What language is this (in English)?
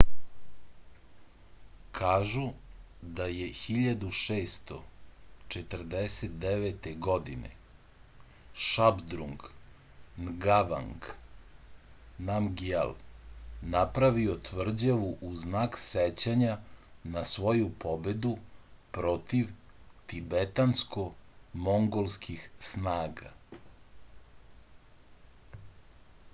Serbian